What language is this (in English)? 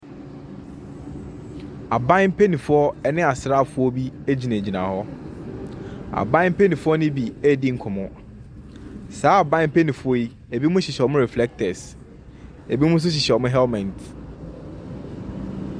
Akan